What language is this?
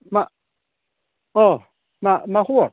Bodo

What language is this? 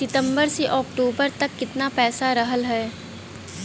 Bhojpuri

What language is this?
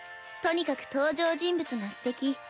Japanese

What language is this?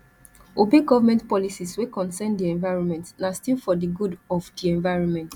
Nigerian Pidgin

